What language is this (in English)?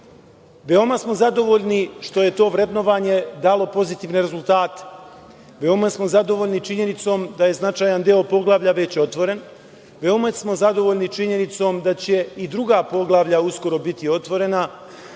Serbian